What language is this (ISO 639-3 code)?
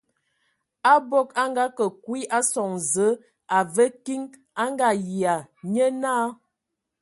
ewo